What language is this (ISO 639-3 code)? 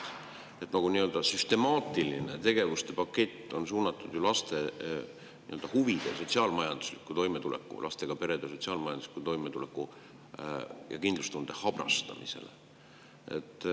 est